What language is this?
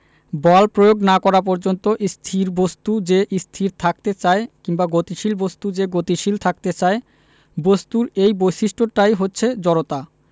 Bangla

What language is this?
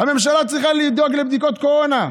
Hebrew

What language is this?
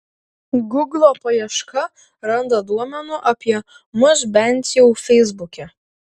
Lithuanian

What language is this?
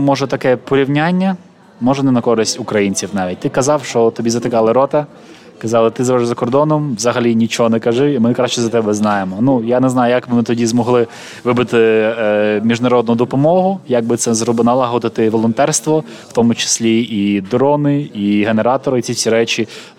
Ukrainian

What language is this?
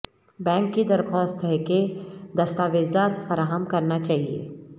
Urdu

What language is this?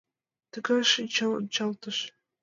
Mari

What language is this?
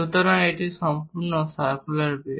Bangla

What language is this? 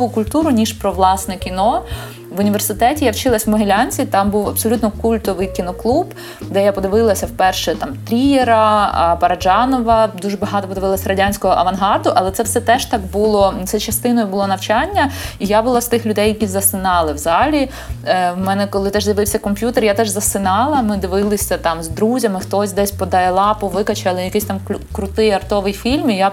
Ukrainian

